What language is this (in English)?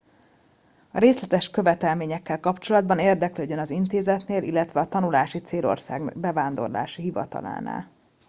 Hungarian